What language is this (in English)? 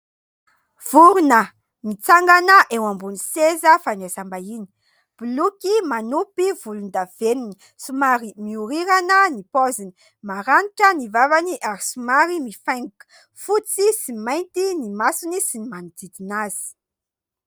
Malagasy